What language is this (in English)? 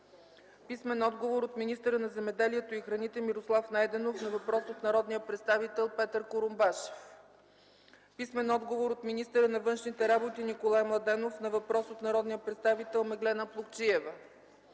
Bulgarian